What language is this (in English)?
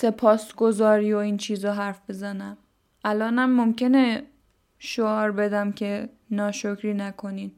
Persian